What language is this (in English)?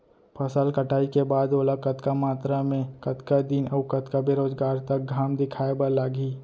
Chhattisgarhi